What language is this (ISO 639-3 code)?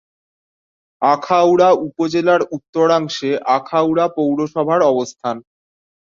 ben